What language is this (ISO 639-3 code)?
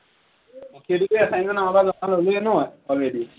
asm